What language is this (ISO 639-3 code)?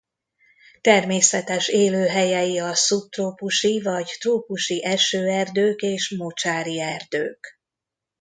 hun